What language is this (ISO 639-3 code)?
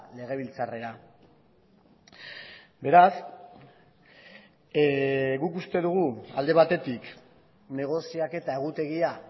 eus